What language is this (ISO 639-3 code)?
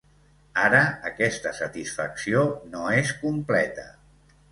cat